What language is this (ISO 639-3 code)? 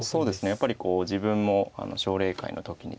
jpn